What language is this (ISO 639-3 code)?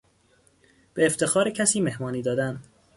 fas